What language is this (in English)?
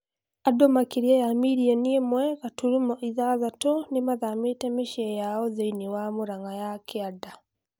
Kikuyu